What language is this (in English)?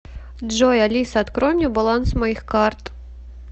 Russian